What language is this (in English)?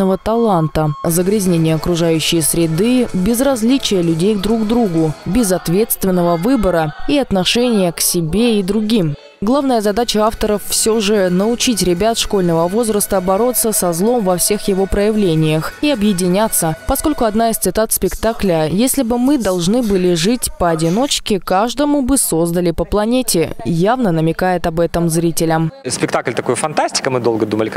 Russian